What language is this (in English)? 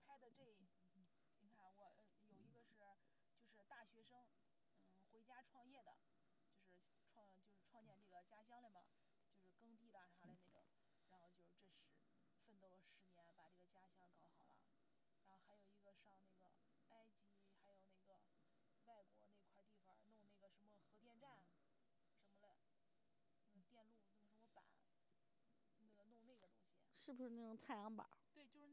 Chinese